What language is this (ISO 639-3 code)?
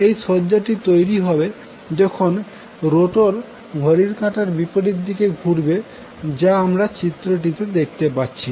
ben